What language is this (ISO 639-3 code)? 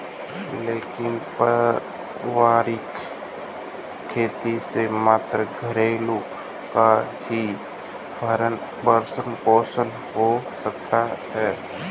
hin